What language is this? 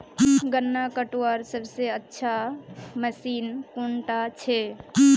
Magahi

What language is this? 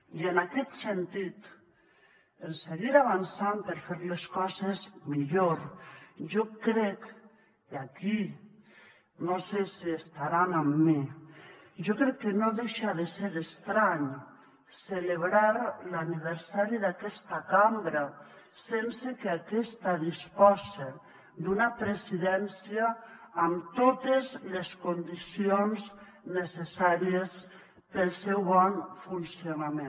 Catalan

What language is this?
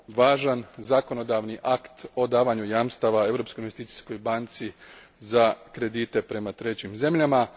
Croatian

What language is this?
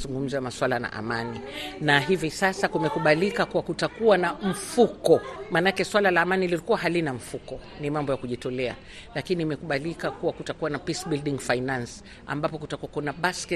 Swahili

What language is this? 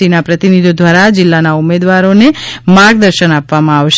Gujarati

